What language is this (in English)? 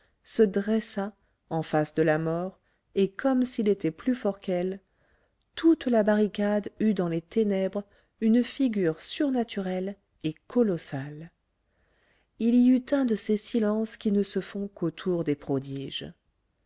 French